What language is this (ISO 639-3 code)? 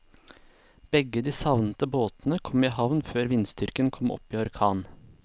nor